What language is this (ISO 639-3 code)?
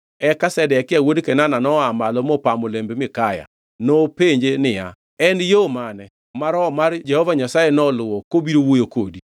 luo